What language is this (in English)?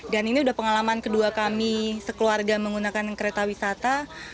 Indonesian